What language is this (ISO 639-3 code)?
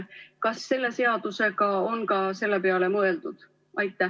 est